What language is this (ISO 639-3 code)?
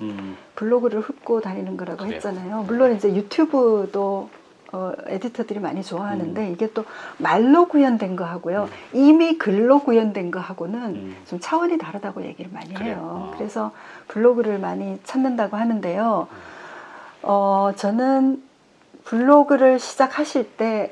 kor